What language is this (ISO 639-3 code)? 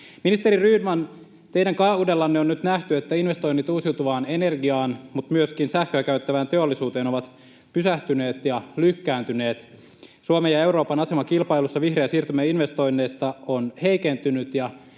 fin